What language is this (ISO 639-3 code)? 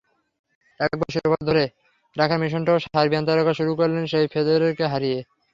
ben